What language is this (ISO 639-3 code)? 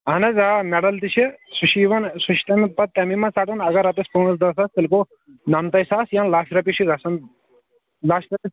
kas